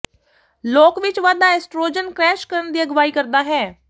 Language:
Punjabi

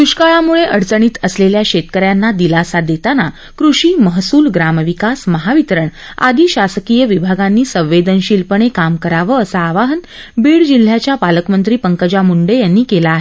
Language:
Marathi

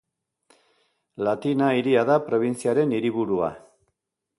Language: Basque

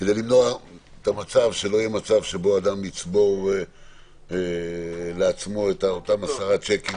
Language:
Hebrew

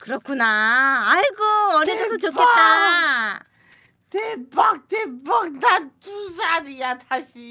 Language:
Korean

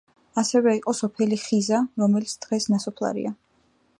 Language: Georgian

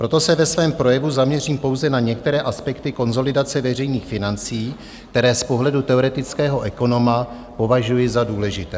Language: Czech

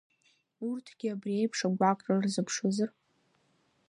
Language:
Abkhazian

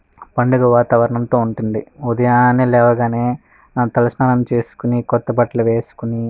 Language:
Telugu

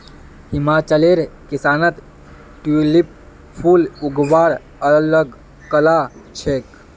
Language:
Magahi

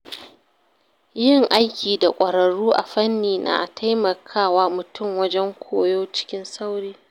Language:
Hausa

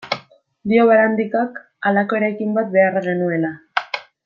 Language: Basque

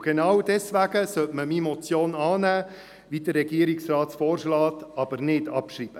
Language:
Swiss German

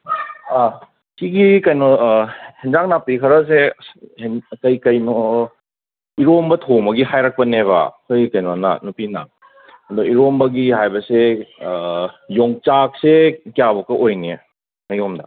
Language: Manipuri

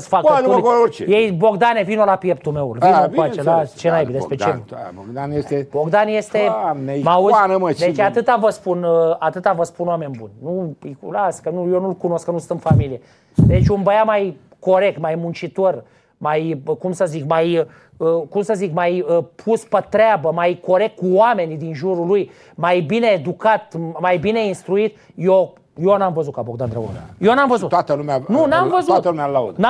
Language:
Romanian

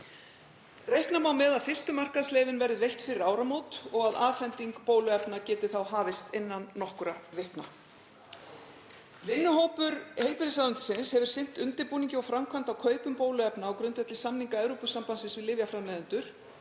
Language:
Icelandic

